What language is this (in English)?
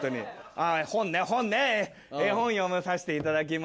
Japanese